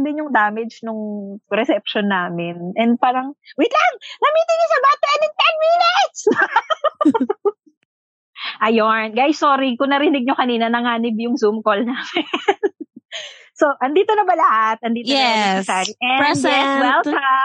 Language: Filipino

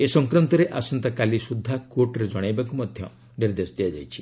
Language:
Odia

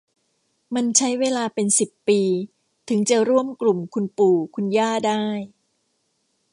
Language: Thai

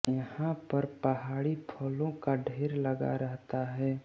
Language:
Hindi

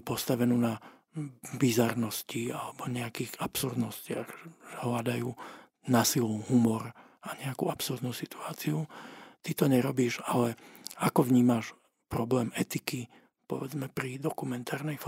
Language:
Slovak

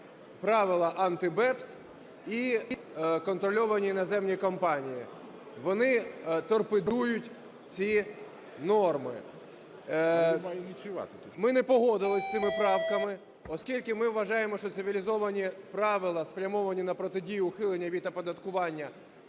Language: Ukrainian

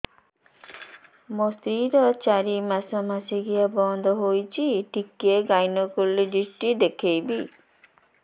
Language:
Odia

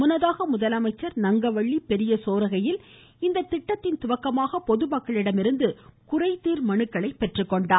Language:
Tamil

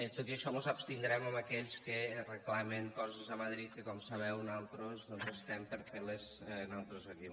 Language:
Catalan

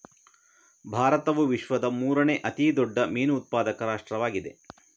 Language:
Kannada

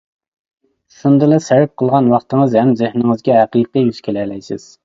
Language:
Uyghur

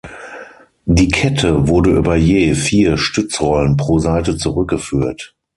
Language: German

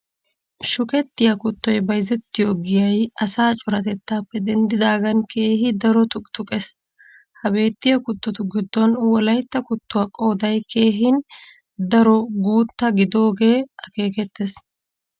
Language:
Wolaytta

